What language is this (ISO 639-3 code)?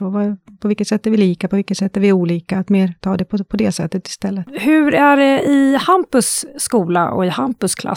swe